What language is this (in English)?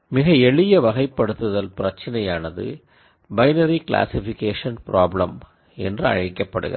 Tamil